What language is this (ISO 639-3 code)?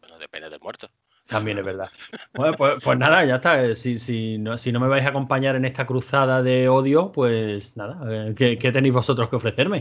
spa